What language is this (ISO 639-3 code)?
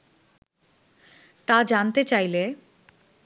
ben